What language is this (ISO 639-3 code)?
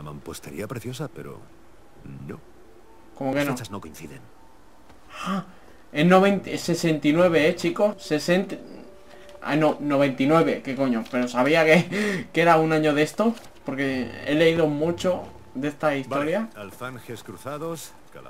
spa